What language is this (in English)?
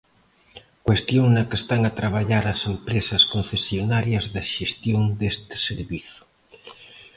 Galician